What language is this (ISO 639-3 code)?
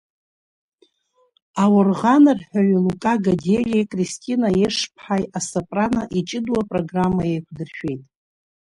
abk